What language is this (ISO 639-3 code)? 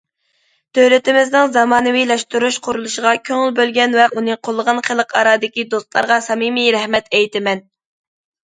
uig